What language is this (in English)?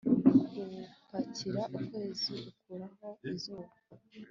Kinyarwanda